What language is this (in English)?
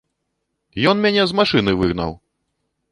Belarusian